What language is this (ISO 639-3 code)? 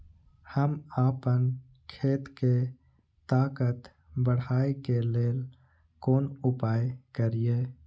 mai